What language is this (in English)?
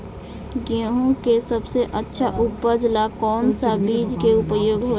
Bhojpuri